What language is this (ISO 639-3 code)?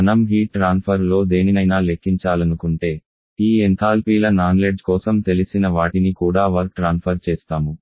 tel